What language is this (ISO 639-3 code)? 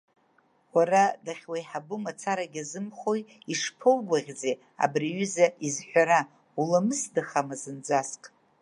abk